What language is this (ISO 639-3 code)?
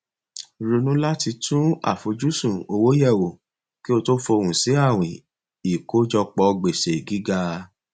yor